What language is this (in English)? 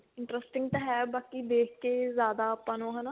Punjabi